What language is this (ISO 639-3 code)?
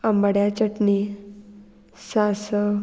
kok